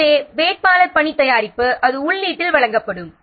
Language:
Tamil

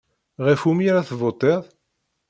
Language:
Kabyle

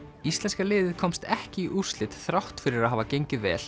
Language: Icelandic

